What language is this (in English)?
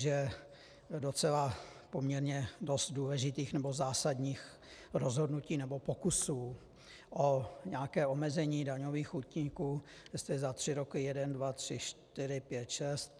Czech